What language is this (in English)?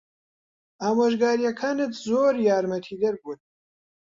Central Kurdish